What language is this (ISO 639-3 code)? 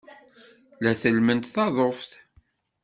kab